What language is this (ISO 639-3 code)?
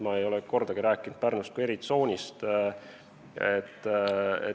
est